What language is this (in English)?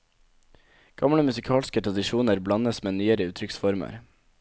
Norwegian